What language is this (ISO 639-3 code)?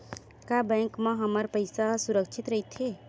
hne